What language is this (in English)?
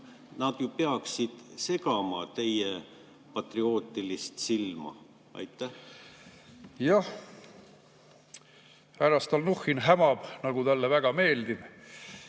Estonian